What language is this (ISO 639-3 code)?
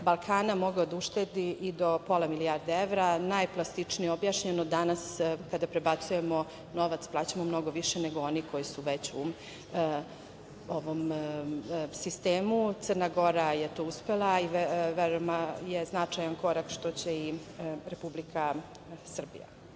srp